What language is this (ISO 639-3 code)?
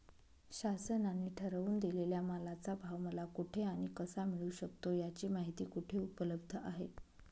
mar